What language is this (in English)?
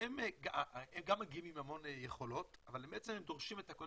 Hebrew